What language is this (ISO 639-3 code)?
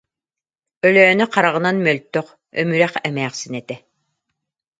sah